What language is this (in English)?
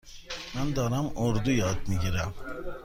Persian